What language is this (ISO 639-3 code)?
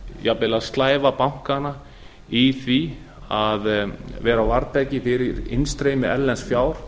isl